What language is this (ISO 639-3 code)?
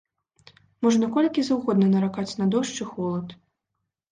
bel